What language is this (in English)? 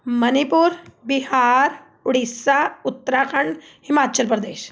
Punjabi